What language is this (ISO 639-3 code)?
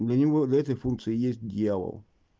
rus